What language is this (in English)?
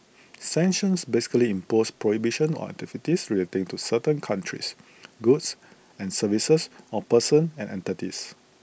English